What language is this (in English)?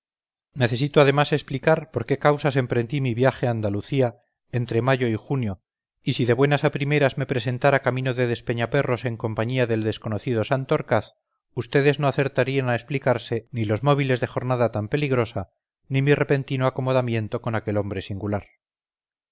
Spanish